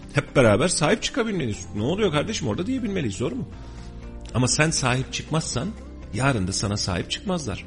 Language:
Turkish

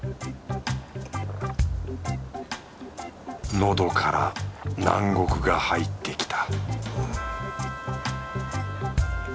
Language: Japanese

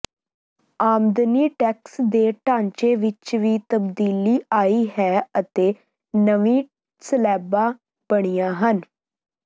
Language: Punjabi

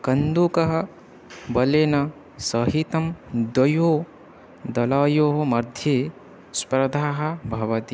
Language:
Sanskrit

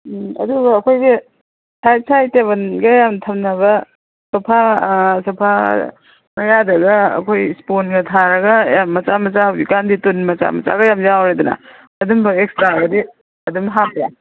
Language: Manipuri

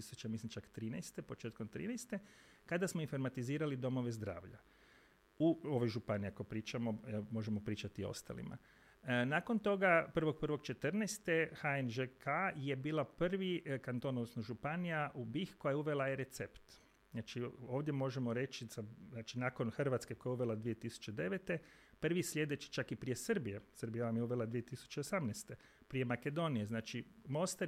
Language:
Croatian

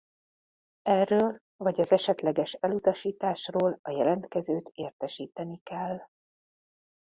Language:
Hungarian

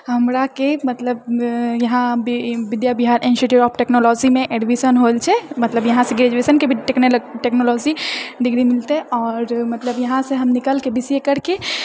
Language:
Maithili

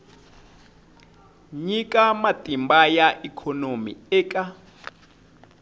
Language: Tsonga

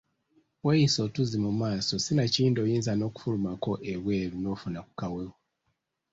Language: Ganda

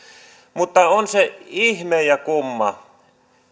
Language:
Finnish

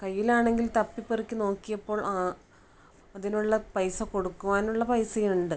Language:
Malayalam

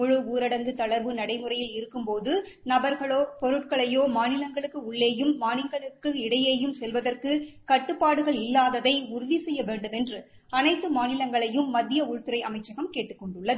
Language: Tamil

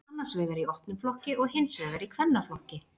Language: Icelandic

